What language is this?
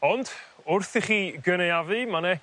Welsh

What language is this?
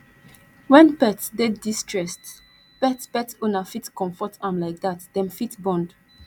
Nigerian Pidgin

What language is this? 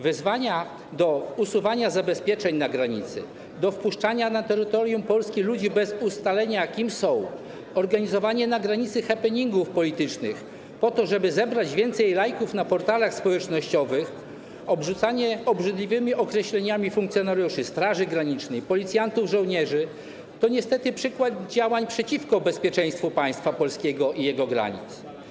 Polish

